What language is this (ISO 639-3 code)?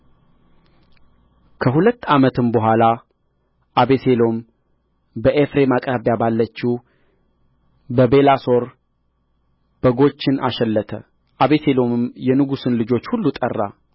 amh